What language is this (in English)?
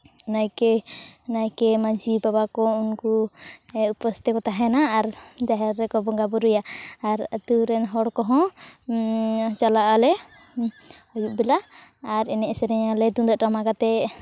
Santali